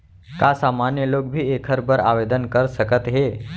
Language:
Chhattisgarhi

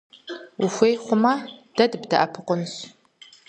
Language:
Kabardian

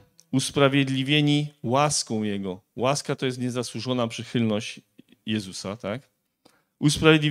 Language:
Polish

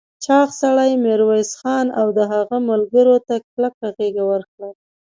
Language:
Pashto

